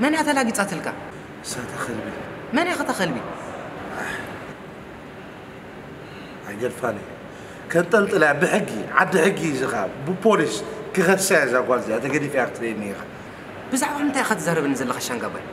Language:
Arabic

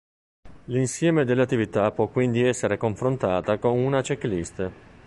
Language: Italian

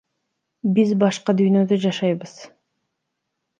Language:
Kyrgyz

